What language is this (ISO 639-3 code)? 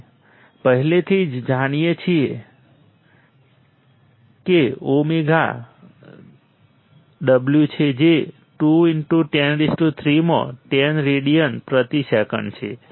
guj